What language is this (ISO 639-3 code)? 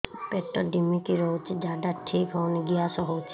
ori